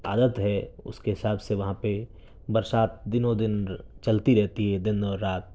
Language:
Urdu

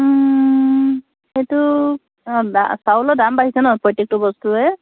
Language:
Assamese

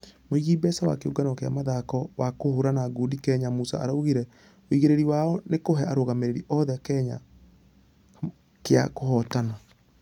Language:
Kikuyu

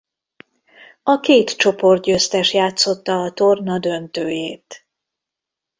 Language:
Hungarian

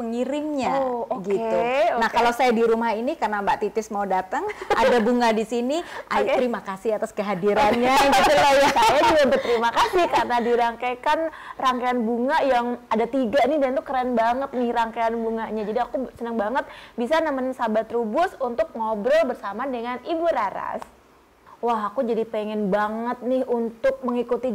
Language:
Indonesian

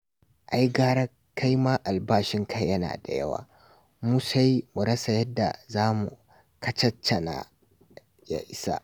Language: Hausa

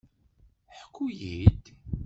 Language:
Kabyle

